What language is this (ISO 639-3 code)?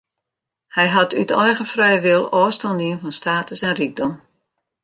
fry